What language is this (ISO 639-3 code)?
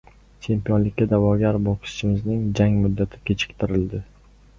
uzb